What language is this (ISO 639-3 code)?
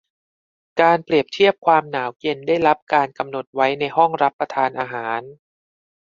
tha